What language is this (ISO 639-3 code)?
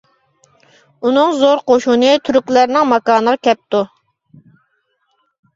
uig